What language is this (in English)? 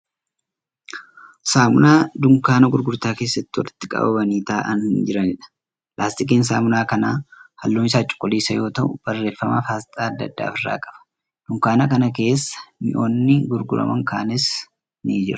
Oromo